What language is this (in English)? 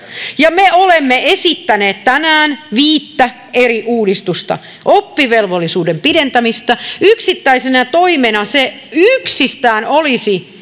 Finnish